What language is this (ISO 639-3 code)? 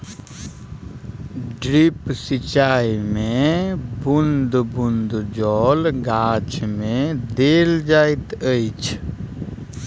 mai